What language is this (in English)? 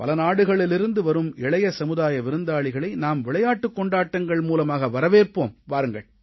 Tamil